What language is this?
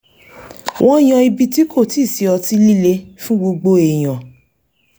Yoruba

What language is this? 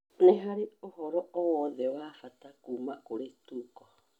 Kikuyu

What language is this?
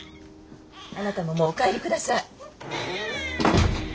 Japanese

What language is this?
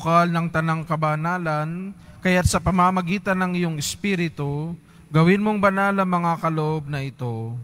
Filipino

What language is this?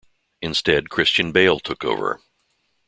English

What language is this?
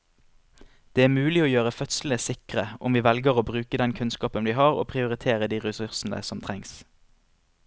Norwegian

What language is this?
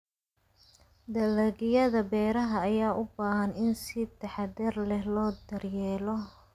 Somali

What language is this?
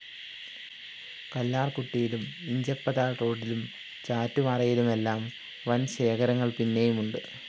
Malayalam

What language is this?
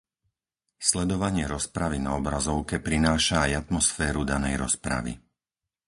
Slovak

